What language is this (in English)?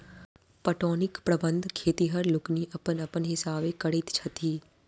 Maithili